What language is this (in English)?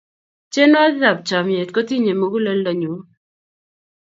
Kalenjin